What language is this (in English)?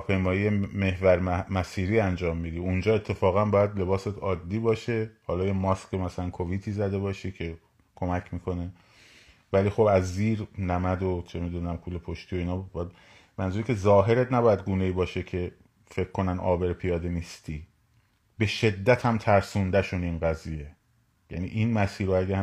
Persian